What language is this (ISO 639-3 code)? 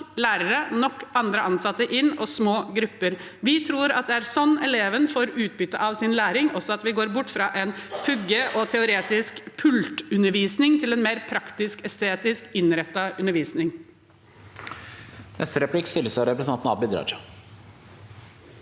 nor